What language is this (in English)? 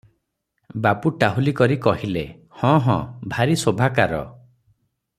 Odia